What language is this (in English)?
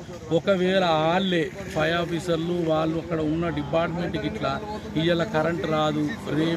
Telugu